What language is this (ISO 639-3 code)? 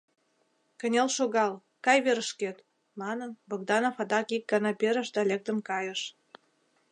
chm